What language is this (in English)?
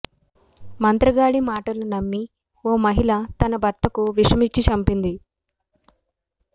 Telugu